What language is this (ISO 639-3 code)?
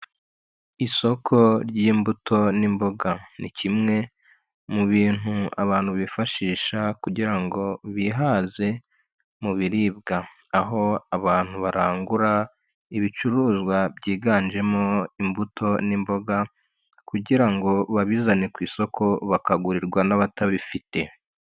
kin